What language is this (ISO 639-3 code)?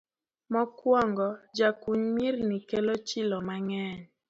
luo